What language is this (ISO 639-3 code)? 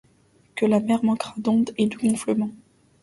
fra